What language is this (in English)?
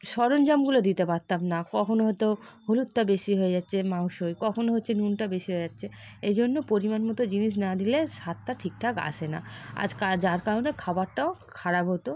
Bangla